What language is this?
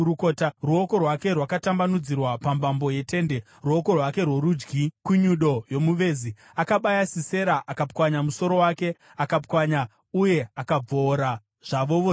Shona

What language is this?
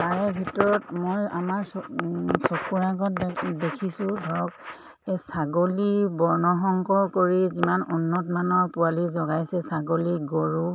Assamese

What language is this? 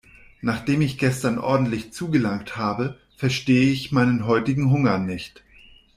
German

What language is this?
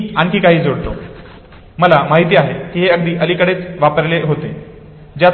Marathi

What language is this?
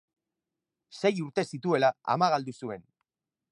Basque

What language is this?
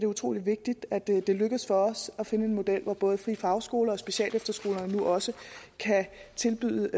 Danish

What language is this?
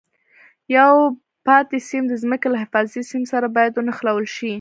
Pashto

